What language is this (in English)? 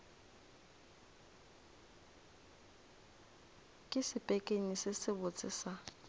Northern Sotho